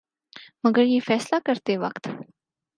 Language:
Urdu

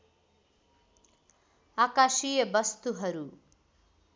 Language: Nepali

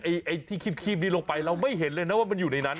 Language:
Thai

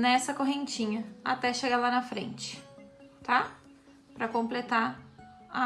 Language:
Portuguese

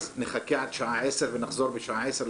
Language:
Hebrew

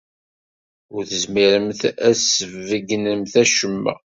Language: Kabyle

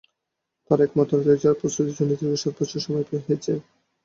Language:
Bangla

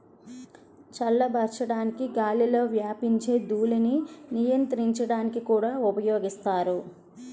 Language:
Telugu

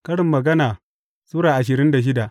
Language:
Hausa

